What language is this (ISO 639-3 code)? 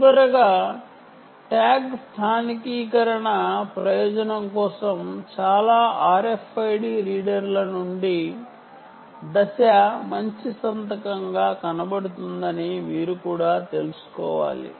tel